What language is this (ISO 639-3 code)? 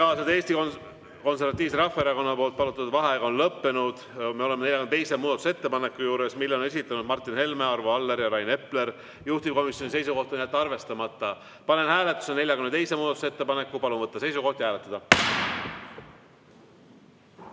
est